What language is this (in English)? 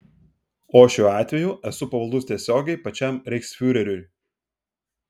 Lithuanian